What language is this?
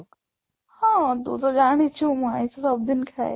Odia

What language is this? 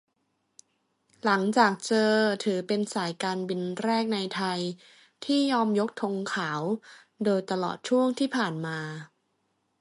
Thai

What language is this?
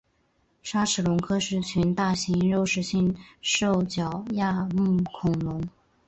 Chinese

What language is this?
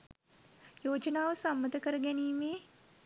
Sinhala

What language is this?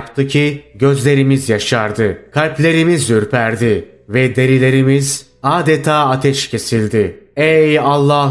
Turkish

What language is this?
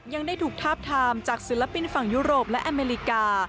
Thai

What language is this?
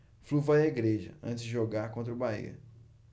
Portuguese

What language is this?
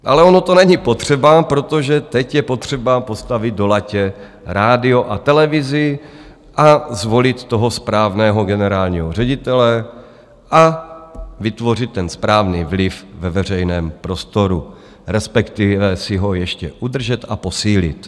Czech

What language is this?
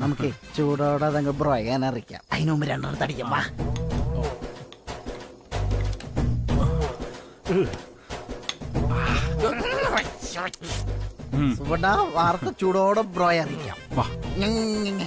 Malayalam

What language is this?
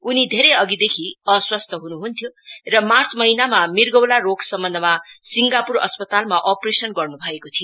Nepali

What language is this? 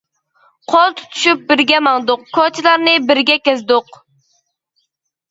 Uyghur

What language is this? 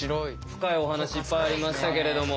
Japanese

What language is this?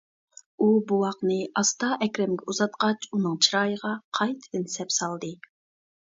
Uyghur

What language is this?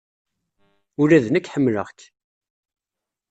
Kabyle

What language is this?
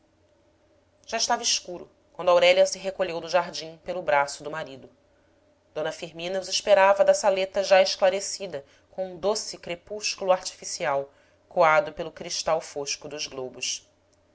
Portuguese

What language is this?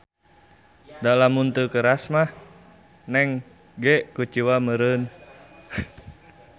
Sundanese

